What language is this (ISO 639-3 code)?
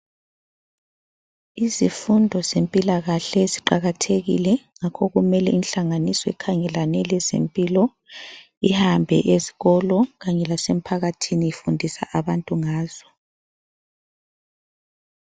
nde